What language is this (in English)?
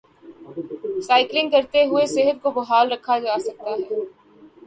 Urdu